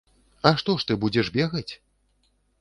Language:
Belarusian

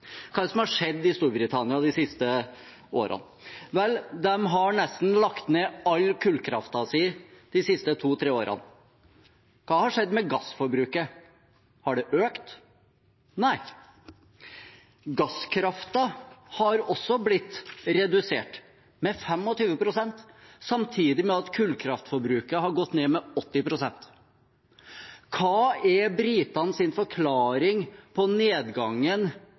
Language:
Norwegian Bokmål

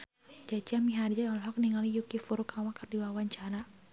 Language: Sundanese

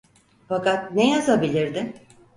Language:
Turkish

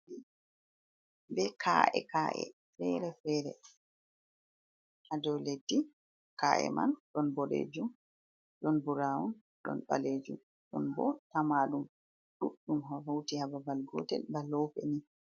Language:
Fula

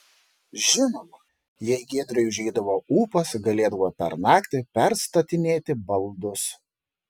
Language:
Lithuanian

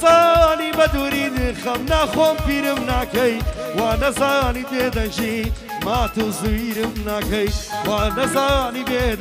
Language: Arabic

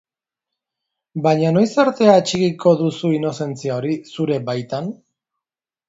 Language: Basque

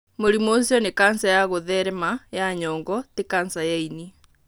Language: Kikuyu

